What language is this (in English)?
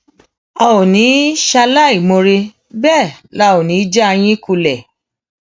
Yoruba